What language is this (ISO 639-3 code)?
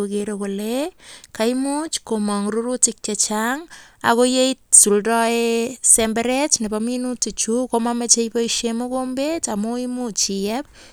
kln